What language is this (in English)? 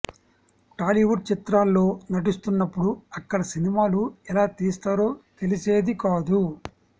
Telugu